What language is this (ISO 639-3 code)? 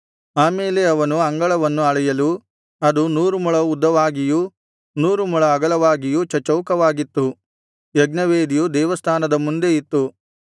kan